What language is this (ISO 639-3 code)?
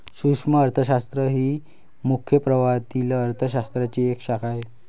mar